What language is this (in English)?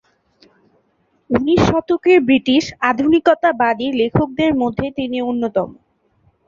Bangla